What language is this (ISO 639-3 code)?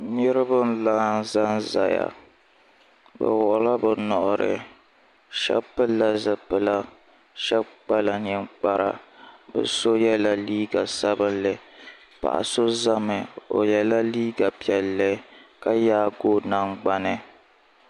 dag